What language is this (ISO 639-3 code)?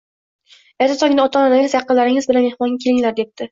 uzb